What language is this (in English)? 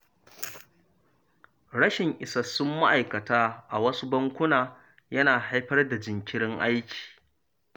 Hausa